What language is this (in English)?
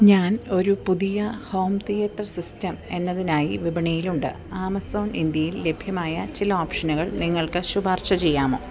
Malayalam